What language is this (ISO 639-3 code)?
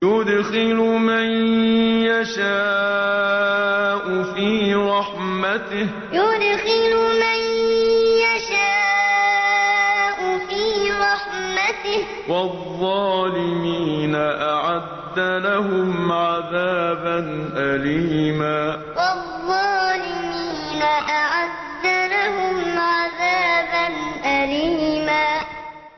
ara